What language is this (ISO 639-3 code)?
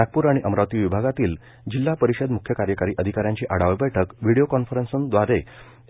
mar